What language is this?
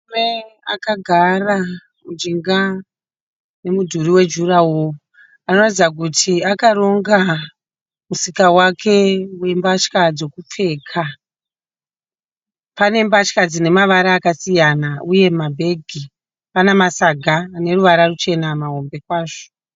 Shona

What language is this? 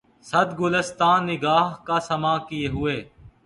Urdu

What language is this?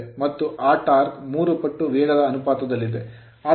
Kannada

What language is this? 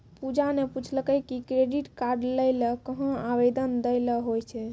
Maithili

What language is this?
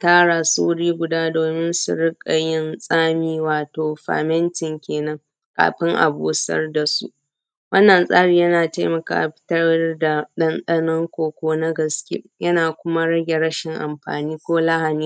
Hausa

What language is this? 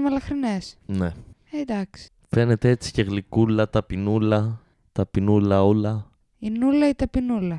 Greek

